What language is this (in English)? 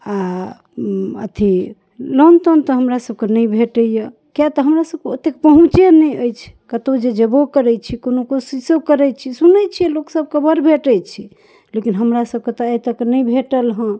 Maithili